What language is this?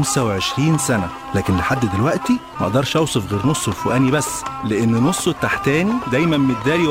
Arabic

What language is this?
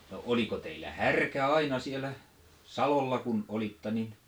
Finnish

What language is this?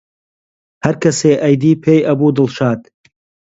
Central Kurdish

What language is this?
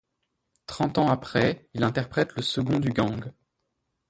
French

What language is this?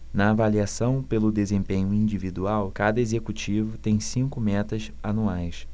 Portuguese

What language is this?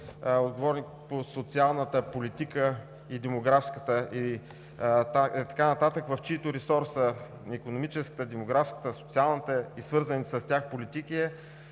Bulgarian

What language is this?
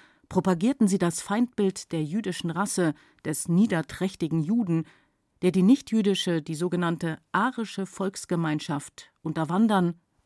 German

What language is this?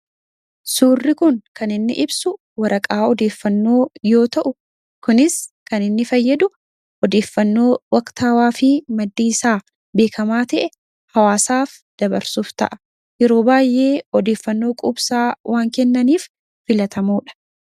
Oromo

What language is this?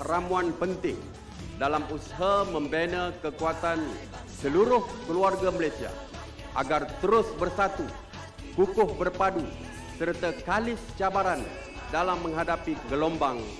Malay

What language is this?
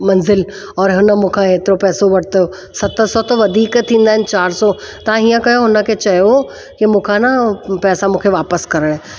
Sindhi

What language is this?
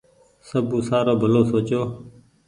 Goaria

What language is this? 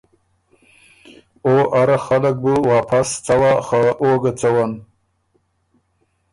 Ormuri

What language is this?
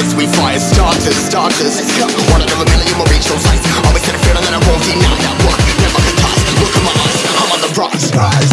English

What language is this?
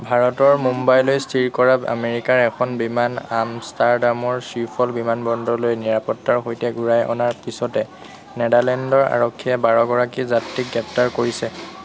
Assamese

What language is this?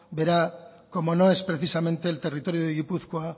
Spanish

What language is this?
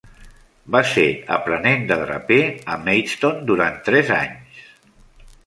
Catalan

